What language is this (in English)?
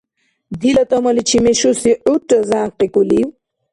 Dargwa